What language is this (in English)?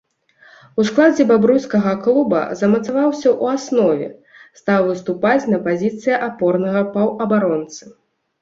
Belarusian